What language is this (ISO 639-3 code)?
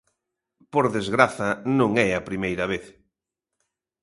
glg